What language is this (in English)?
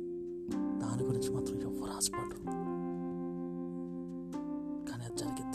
Telugu